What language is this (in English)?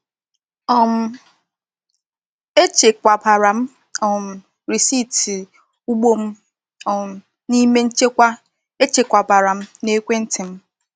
Igbo